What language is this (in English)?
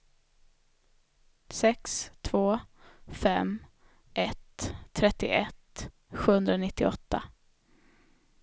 Swedish